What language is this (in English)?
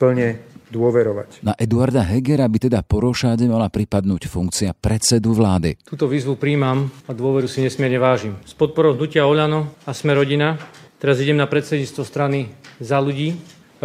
Slovak